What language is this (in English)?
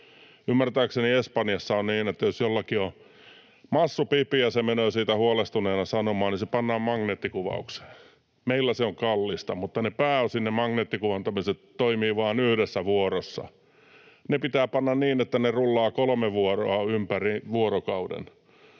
Finnish